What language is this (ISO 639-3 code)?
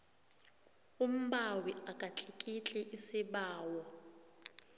nbl